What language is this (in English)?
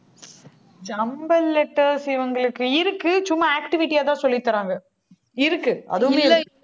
Tamil